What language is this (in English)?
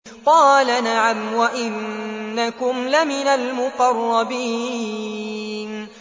Arabic